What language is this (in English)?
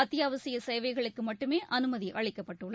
Tamil